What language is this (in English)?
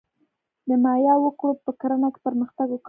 Pashto